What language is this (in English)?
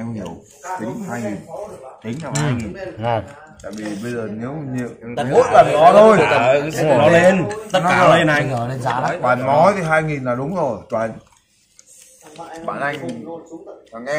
Vietnamese